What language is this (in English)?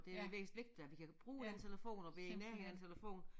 Danish